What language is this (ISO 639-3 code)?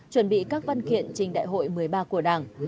vie